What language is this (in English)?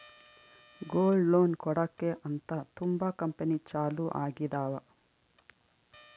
Kannada